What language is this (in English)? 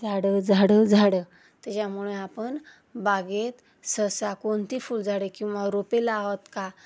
Marathi